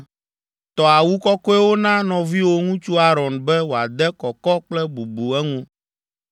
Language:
Ewe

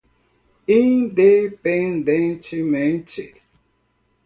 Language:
Portuguese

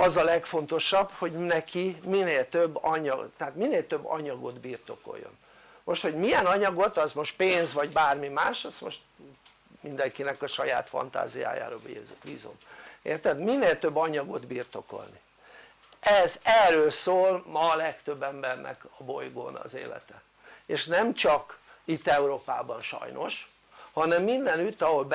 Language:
Hungarian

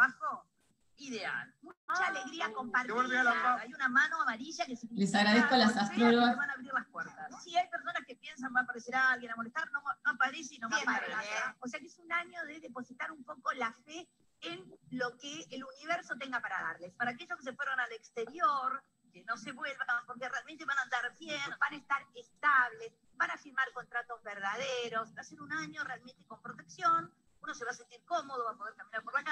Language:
Spanish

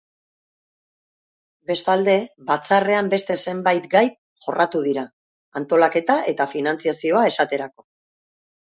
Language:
Basque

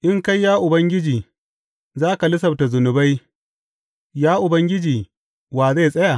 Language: Hausa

